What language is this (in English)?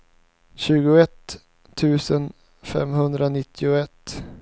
Swedish